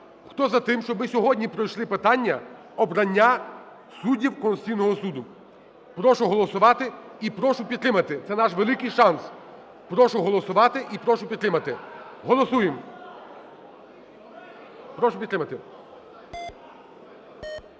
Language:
Ukrainian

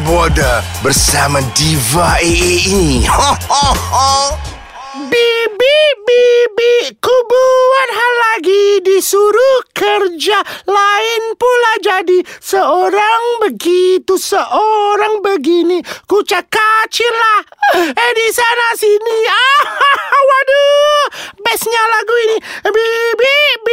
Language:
Malay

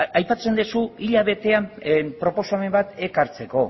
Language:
Basque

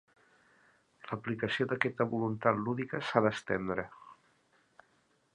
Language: Catalan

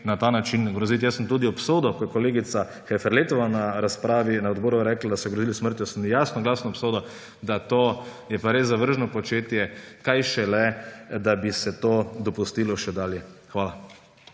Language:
Slovenian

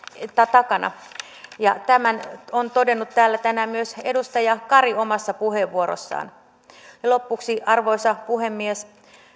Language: Finnish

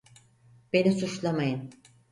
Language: Turkish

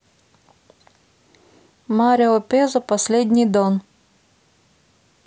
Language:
Russian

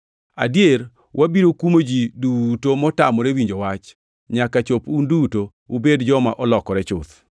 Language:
Luo (Kenya and Tanzania)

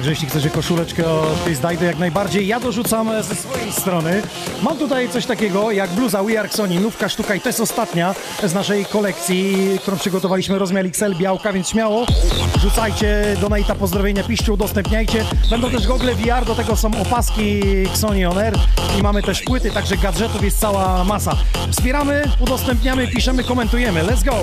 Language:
Polish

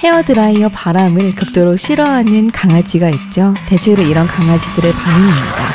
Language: Korean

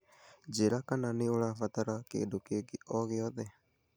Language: Kikuyu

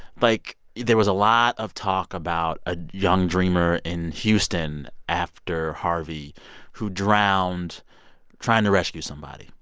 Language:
English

